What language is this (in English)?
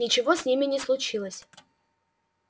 Russian